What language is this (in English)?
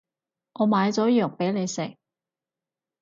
Cantonese